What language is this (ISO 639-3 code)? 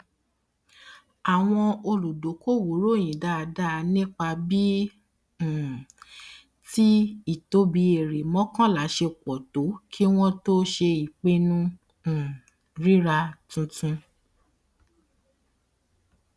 yor